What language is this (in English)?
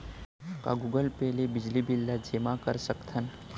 Chhattisgarhi